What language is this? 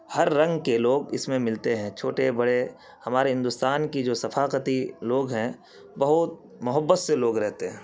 Urdu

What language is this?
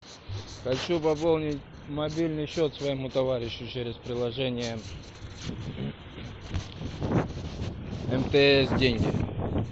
Russian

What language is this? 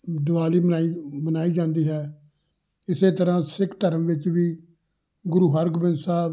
Punjabi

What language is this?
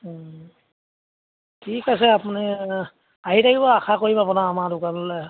Assamese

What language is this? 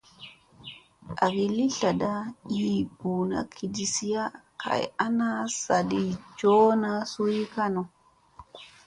Musey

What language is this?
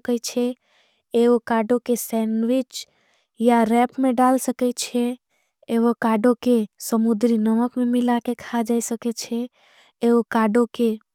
Angika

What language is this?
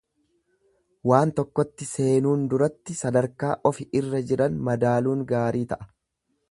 Oromo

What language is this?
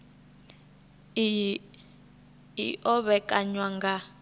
Venda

